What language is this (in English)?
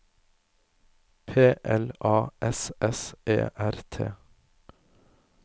Norwegian